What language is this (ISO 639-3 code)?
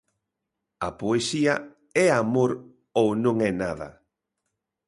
glg